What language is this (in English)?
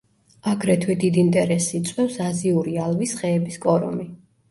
Georgian